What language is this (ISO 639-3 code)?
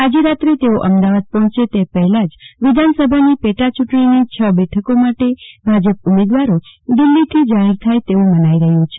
guj